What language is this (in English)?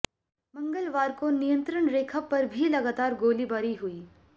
Hindi